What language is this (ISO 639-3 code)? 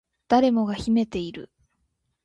jpn